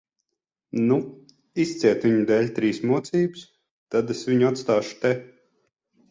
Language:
Latvian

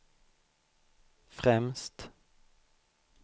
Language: Swedish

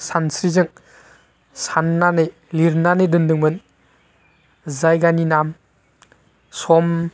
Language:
Bodo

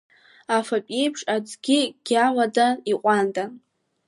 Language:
Abkhazian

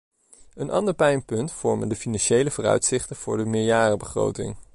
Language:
Dutch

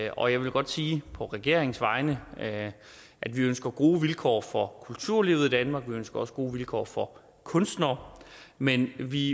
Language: Danish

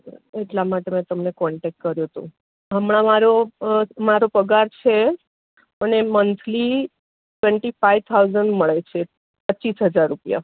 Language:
Gujarati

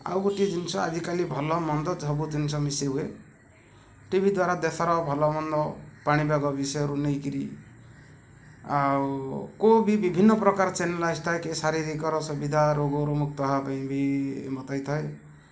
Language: Odia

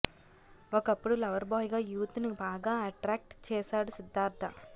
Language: Telugu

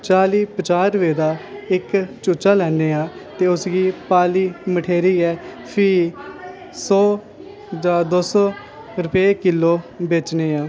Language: Dogri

